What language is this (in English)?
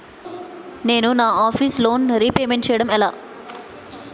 Telugu